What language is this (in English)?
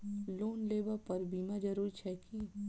Maithili